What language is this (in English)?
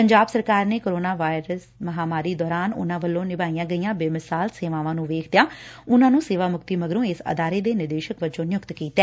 Punjabi